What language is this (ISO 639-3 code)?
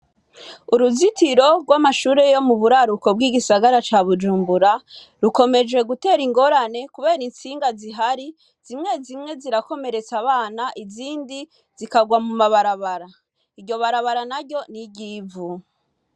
run